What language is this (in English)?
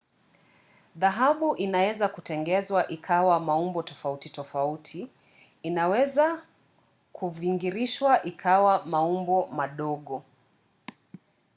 Swahili